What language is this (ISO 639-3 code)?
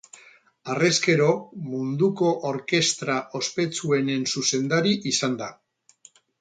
eus